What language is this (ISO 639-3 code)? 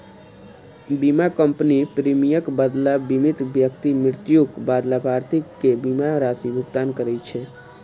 mai